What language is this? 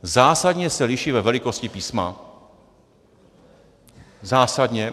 Czech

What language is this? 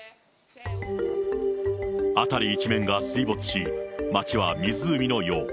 Japanese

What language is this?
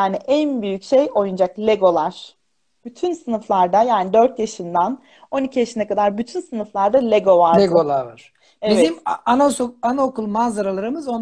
Turkish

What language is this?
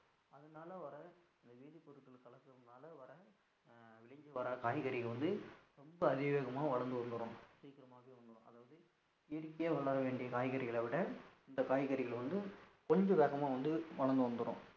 Tamil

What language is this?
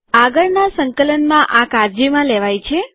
Gujarati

